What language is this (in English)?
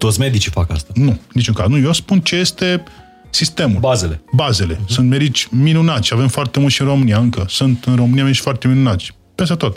Romanian